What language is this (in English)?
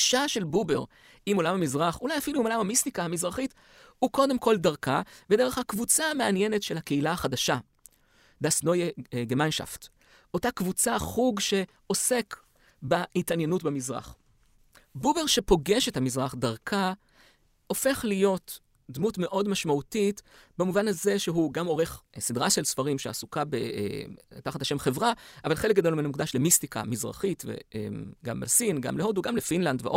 Hebrew